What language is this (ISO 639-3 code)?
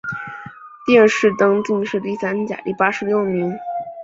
zho